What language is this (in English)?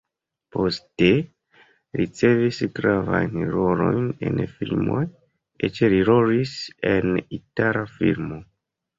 Esperanto